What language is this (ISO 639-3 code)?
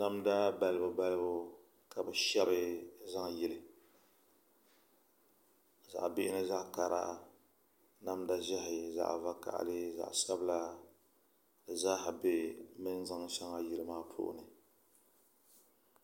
dag